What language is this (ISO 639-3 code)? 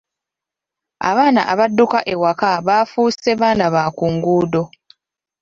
lug